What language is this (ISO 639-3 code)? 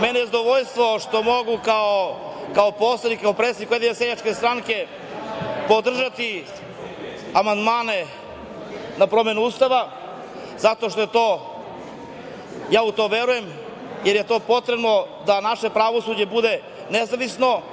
srp